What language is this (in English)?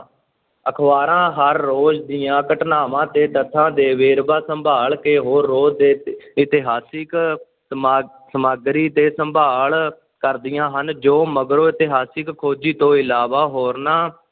Punjabi